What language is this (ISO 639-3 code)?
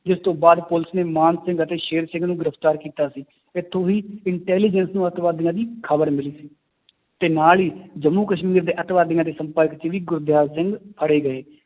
pan